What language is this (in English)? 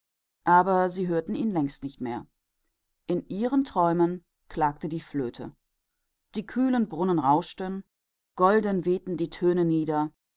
German